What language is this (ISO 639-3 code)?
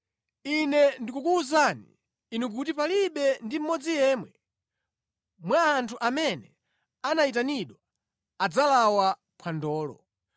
nya